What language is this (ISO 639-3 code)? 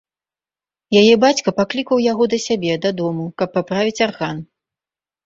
bel